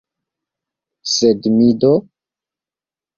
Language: Esperanto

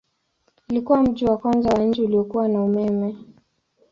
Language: Swahili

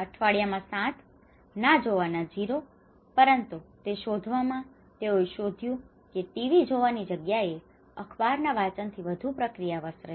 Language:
Gujarati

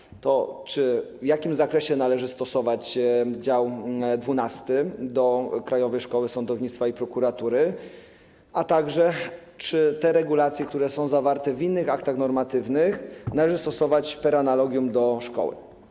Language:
Polish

